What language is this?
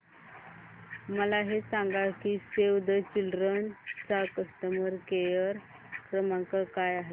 Marathi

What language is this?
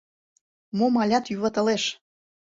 Mari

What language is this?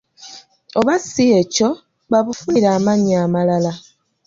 Ganda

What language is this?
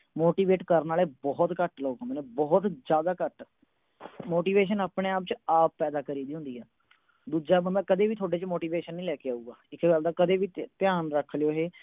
Punjabi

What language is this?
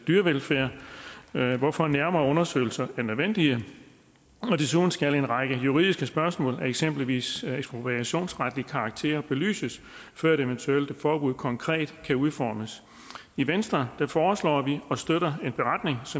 Danish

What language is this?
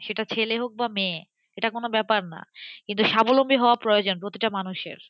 Bangla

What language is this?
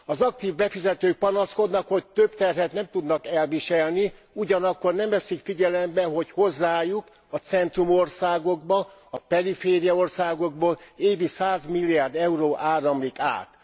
Hungarian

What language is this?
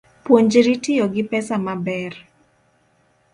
Luo (Kenya and Tanzania)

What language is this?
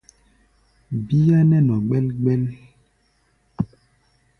Gbaya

